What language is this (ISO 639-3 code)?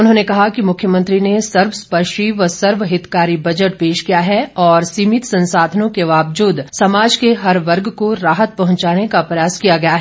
hin